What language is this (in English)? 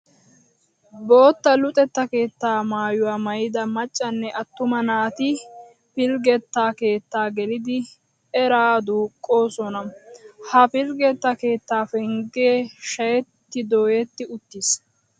Wolaytta